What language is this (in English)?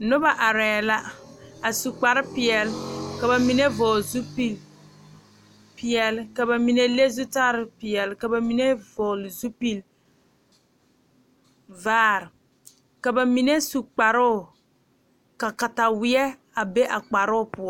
Southern Dagaare